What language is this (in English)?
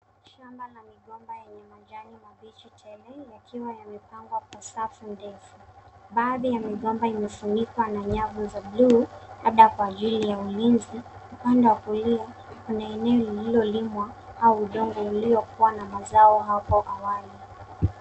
Swahili